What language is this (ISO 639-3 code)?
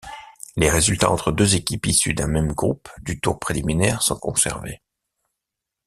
fra